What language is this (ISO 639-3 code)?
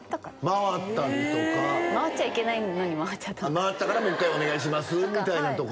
jpn